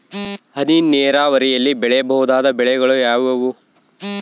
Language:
Kannada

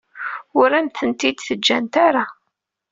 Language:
Kabyle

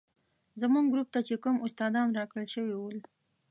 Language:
Pashto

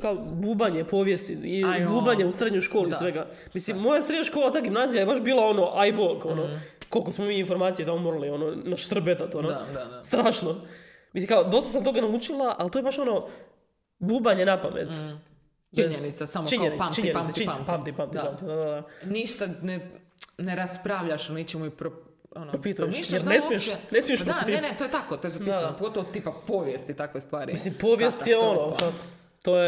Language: Croatian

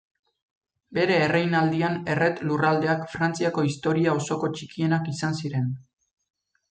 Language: Basque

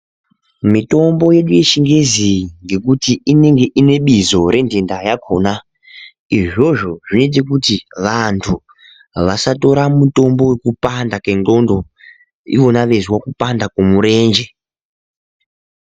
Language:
Ndau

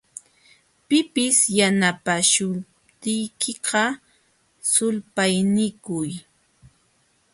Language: Jauja Wanca Quechua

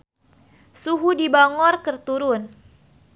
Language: Sundanese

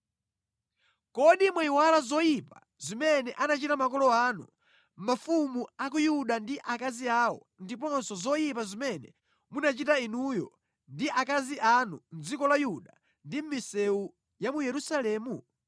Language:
Nyanja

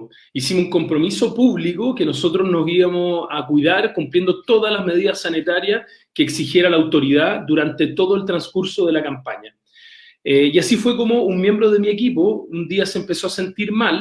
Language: Spanish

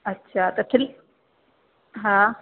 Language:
Sindhi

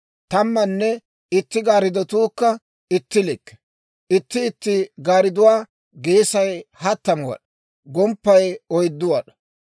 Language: Dawro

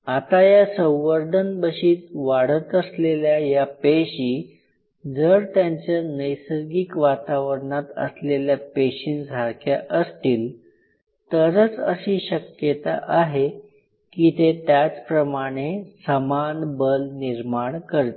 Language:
Marathi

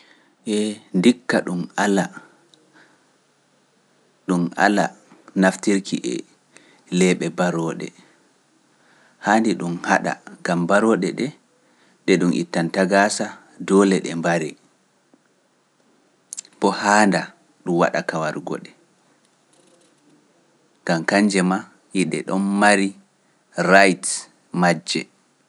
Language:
Pular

